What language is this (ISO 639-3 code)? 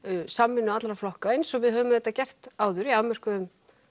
isl